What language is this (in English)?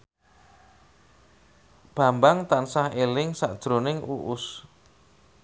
Javanese